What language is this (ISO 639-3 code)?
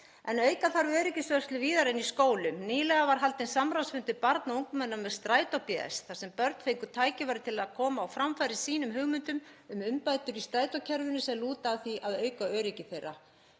isl